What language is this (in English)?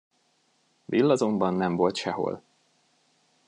Hungarian